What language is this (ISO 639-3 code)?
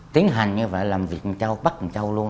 vie